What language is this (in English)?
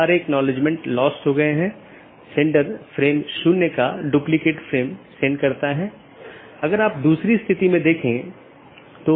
Hindi